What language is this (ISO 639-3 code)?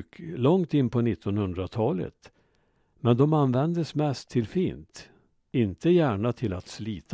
swe